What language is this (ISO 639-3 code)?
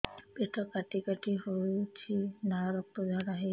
ori